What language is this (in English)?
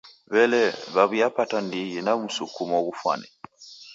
Taita